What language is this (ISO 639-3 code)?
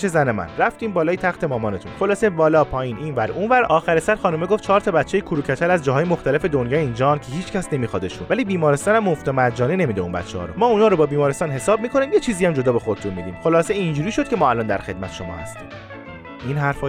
fas